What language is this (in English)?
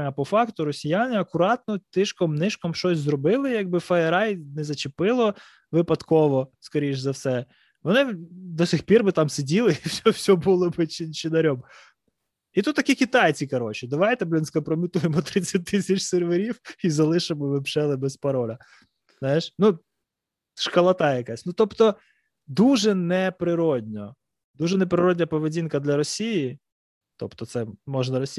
Ukrainian